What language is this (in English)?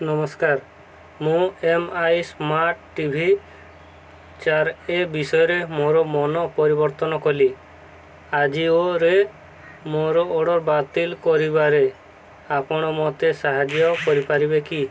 Odia